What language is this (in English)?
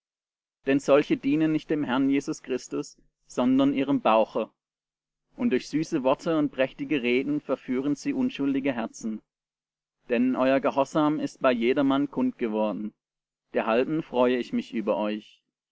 German